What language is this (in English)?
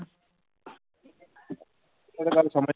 Punjabi